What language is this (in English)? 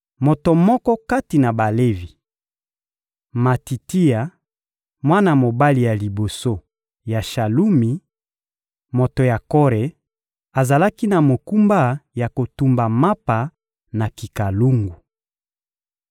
Lingala